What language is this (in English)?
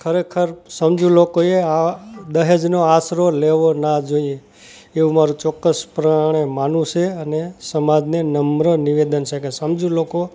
Gujarati